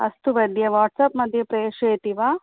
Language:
Sanskrit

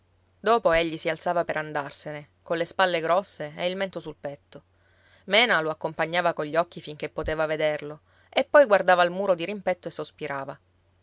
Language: Italian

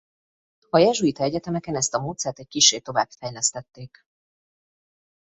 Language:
Hungarian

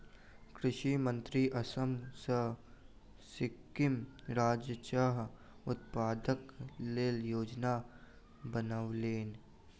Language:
Maithili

